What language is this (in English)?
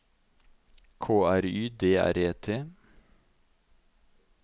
Norwegian